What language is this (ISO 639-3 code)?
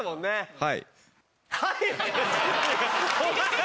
jpn